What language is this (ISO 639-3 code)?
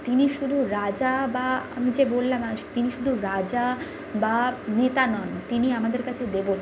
ben